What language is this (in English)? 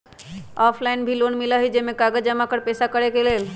Magahi